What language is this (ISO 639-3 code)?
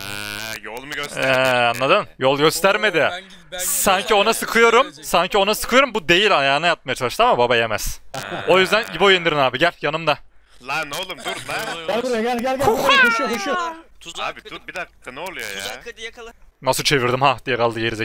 tur